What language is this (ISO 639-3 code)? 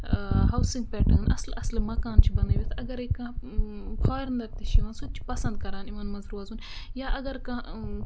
kas